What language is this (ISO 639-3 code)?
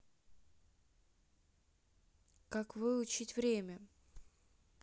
rus